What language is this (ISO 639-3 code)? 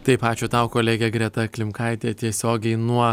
lit